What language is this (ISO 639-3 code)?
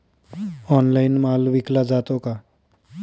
mar